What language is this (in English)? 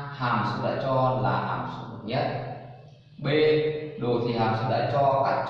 Vietnamese